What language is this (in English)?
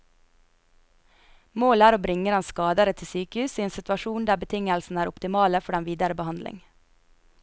Norwegian